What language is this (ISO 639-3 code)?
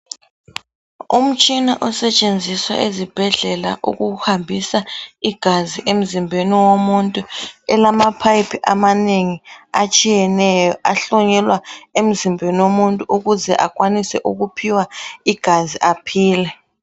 nde